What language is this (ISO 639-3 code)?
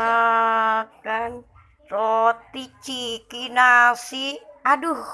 ind